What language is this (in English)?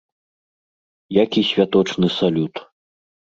Belarusian